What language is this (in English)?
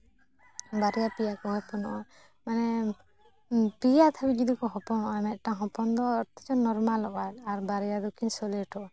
Santali